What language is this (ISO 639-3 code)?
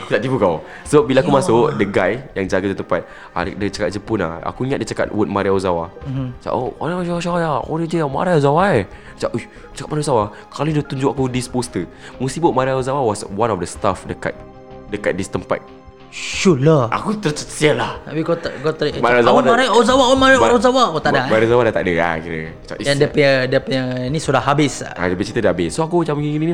msa